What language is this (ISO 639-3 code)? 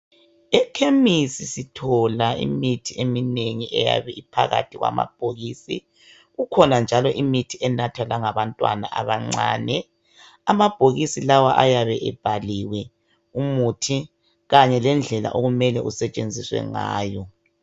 nde